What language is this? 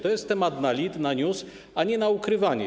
Polish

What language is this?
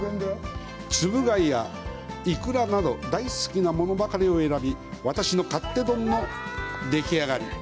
Japanese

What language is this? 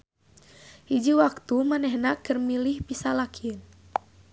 Sundanese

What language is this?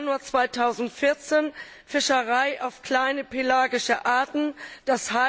German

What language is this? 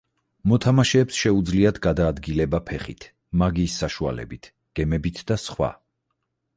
Georgian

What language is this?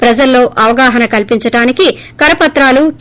Telugu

